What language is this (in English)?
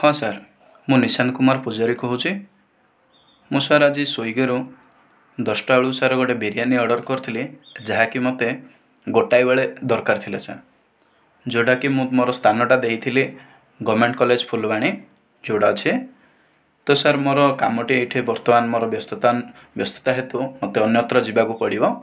Odia